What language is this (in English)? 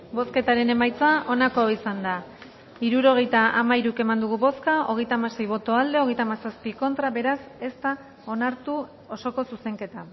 Basque